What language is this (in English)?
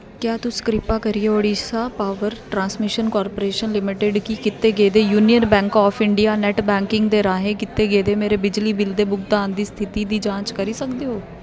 Dogri